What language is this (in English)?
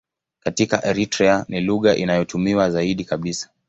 Swahili